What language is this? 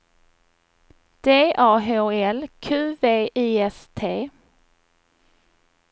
Swedish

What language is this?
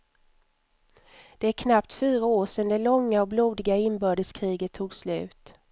Swedish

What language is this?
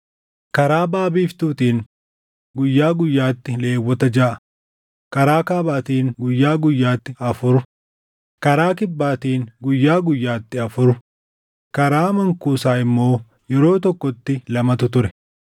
Oromo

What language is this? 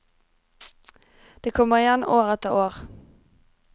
Norwegian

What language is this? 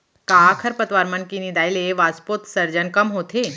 Chhattisgarhi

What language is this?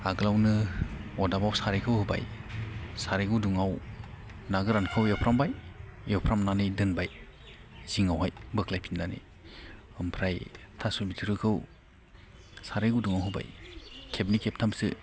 Bodo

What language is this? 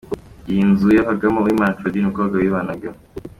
Kinyarwanda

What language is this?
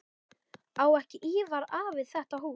Icelandic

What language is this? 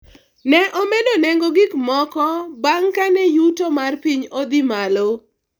Luo (Kenya and Tanzania)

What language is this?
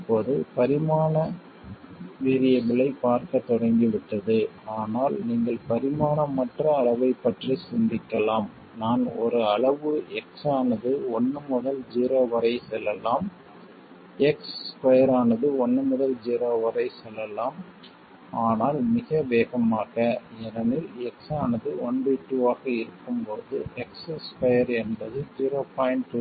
Tamil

